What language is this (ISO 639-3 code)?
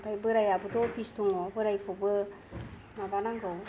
brx